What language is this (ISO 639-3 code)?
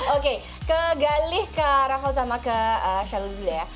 ind